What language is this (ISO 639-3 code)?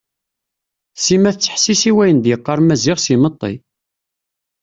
kab